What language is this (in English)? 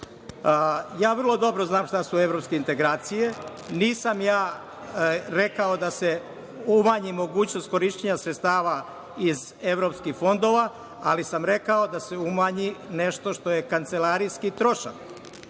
Serbian